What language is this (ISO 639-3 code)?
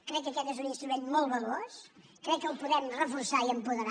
cat